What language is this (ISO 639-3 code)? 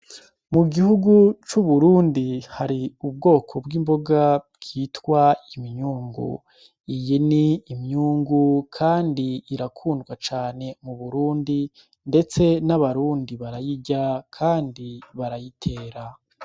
run